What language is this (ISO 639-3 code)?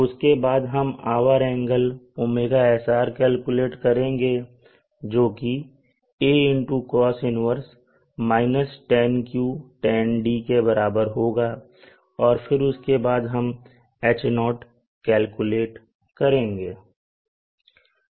hin